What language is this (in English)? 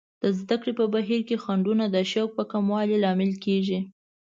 Pashto